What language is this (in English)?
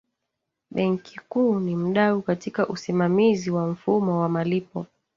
Swahili